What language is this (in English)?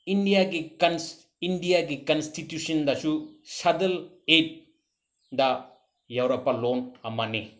Manipuri